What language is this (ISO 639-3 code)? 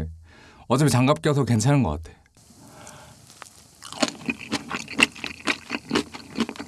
kor